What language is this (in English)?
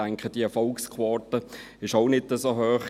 Swiss German